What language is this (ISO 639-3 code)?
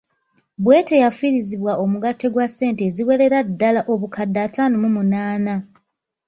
lug